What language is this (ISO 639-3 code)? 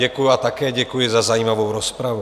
ces